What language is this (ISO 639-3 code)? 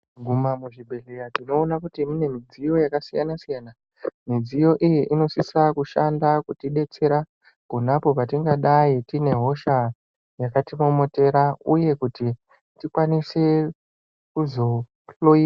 ndc